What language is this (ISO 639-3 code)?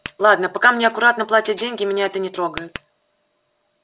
rus